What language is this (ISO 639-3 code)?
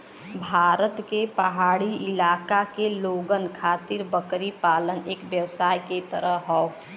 bho